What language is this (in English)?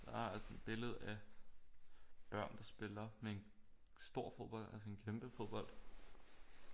Danish